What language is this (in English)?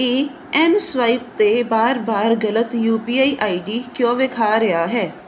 Punjabi